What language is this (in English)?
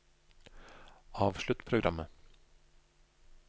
Norwegian